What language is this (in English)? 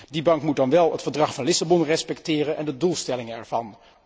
Dutch